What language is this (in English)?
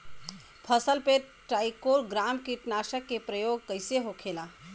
Bhojpuri